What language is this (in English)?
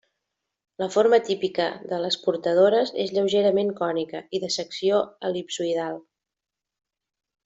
Catalan